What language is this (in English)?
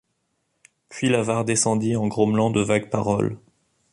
French